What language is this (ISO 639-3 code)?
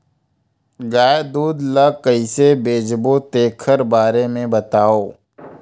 hne